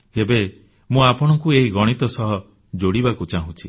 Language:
Odia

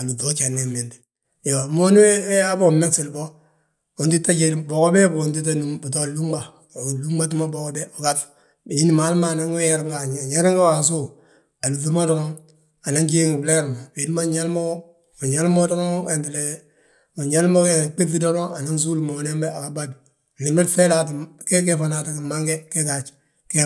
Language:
Balanta-Ganja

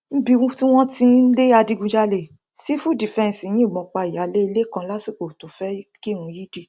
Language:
Yoruba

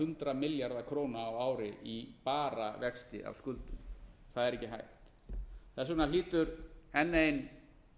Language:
Icelandic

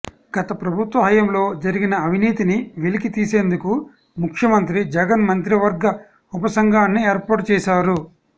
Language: Telugu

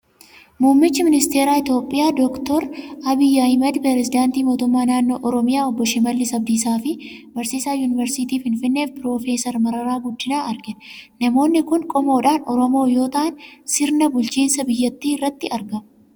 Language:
Oromo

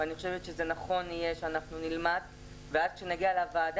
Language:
Hebrew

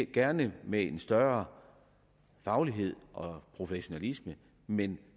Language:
Danish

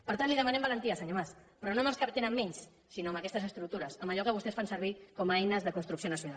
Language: Catalan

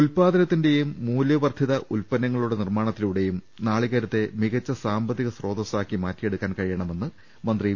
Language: Malayalam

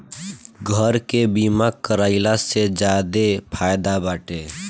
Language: Bhojpuri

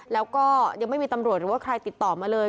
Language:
Thai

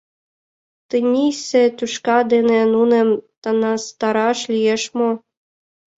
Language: Mari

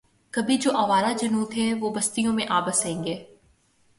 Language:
Urdu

